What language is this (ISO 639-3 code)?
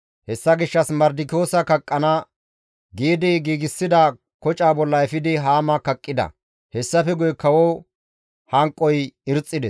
gmv